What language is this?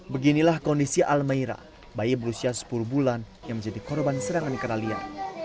Indonesian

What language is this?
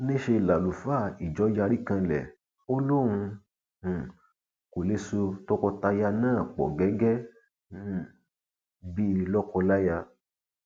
Yoruba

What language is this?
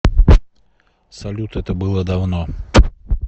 Russian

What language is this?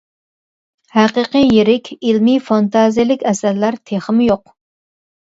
Uyghur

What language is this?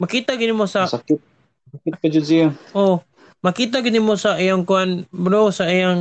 Filipino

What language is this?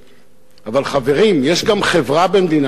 Hebrew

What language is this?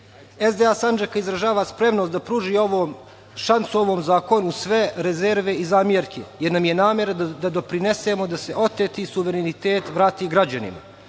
Serbian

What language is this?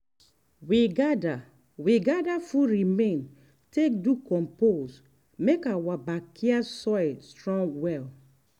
Nigerian Pidgin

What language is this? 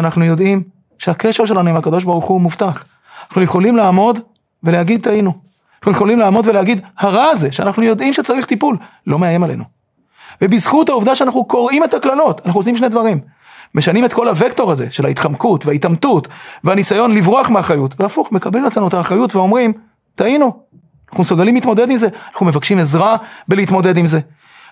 Hebrew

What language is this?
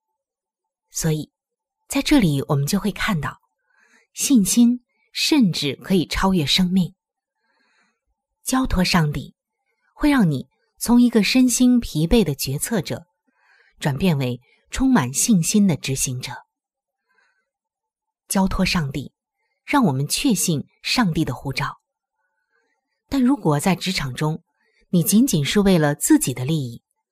Chinese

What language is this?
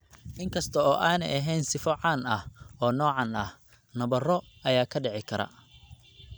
Somali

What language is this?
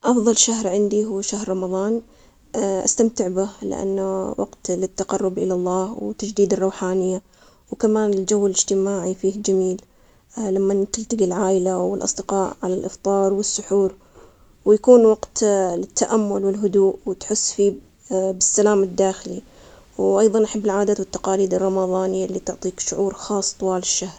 Omani Arabic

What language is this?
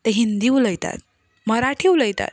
Konkani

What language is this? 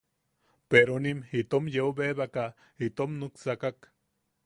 Yaqui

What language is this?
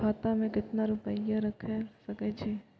Maithili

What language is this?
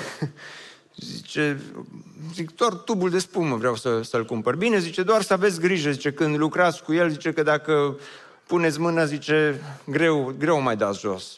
Romanian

